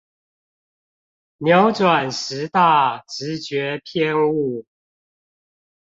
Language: Chinese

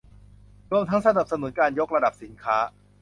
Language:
Thai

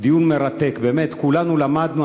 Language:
Hebrew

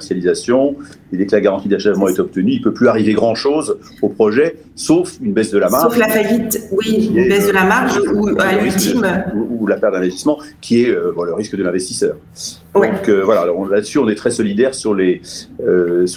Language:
French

